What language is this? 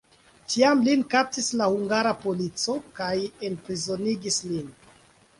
Esperanto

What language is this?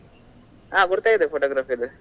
Kannada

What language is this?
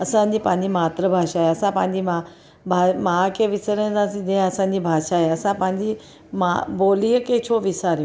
Sindhi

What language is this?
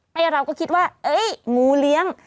Thai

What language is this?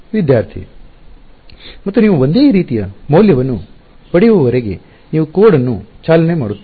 Kannada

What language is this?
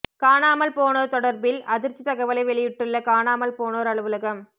Tamil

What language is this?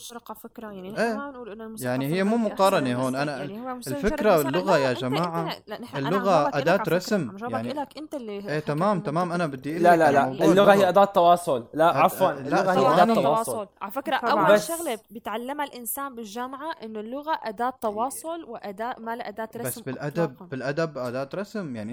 Arabic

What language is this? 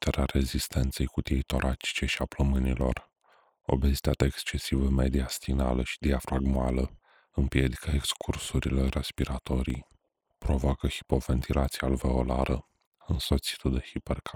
Romanian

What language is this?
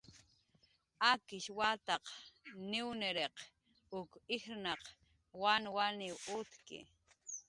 Jaqaru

